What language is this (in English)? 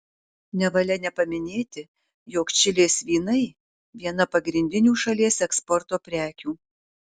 Lithuanian